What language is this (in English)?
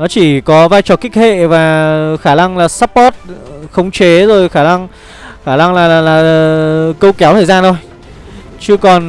Vietnamese